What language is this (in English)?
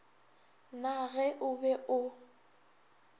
Northern Sotho